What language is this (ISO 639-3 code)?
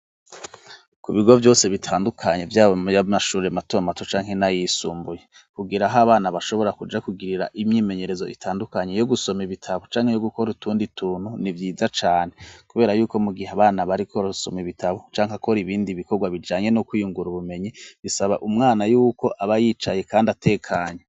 run